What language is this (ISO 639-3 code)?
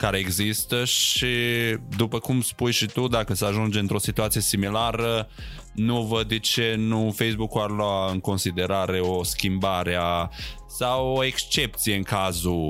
ron